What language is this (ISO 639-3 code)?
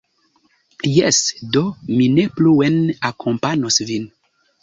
epo